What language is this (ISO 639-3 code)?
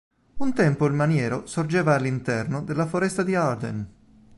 ita